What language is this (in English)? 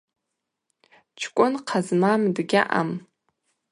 Abaza